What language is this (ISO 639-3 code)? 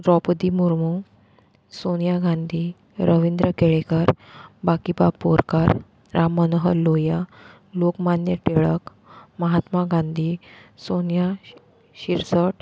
kok